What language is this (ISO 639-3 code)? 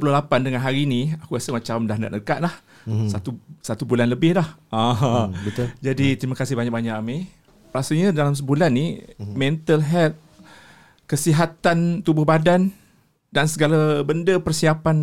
msa